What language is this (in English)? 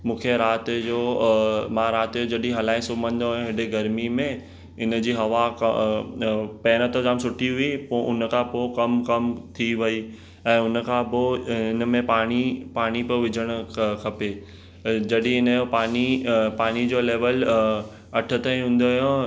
Sindhi